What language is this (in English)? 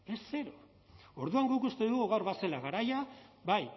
Basque